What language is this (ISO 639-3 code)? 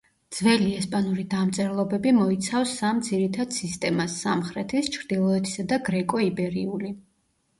kat